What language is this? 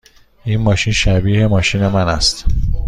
Persian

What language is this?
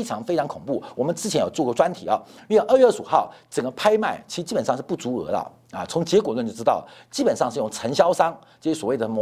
Chinese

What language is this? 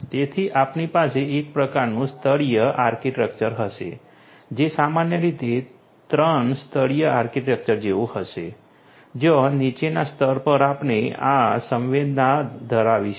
Gujarati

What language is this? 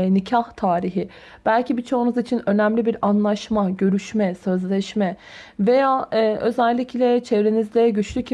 Turkish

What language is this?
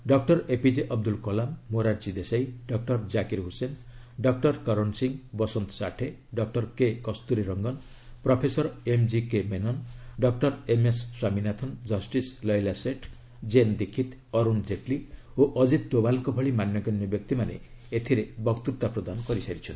Odia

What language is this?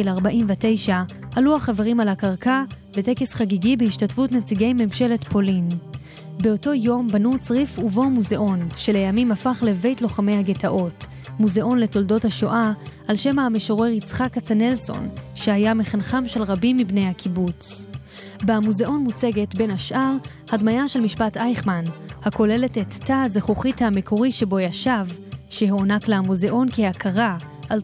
Hebrew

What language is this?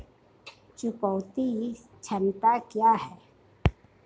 Hindi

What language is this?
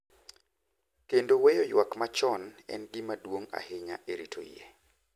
Luo (Kenya and Tanzania)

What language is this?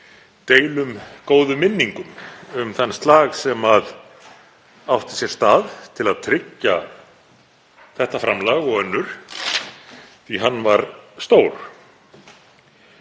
Icelandic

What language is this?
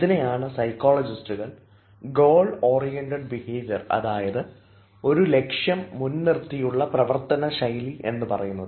Malayalam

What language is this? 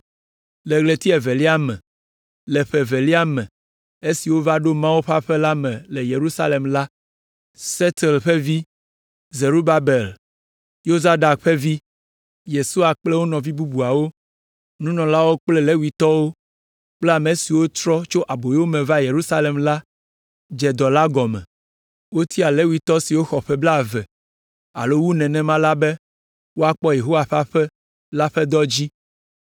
Ewe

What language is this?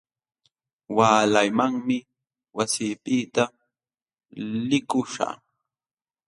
Jauja Wanca Quechua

